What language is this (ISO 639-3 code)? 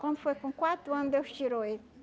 por